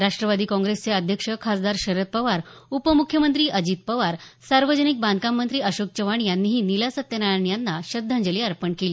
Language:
Marathi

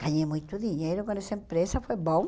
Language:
Portuguese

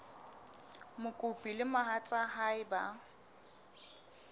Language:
Southern Sotho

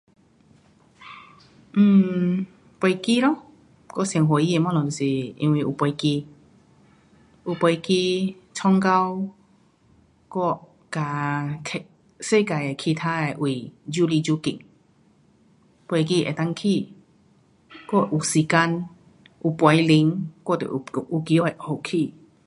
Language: Pu-Xian Chinese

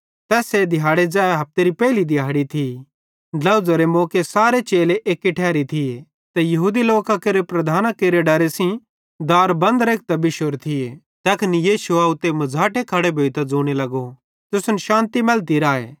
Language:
Bhadrawahi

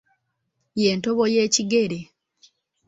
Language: Ganda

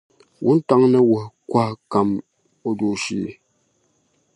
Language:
Dagbani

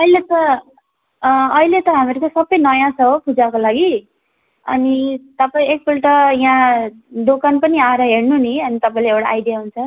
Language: Nepali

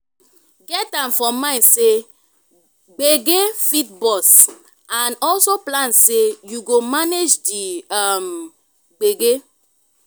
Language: Nigerian Pidgin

